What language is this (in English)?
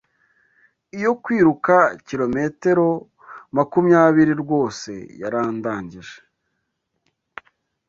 Kinyarwanda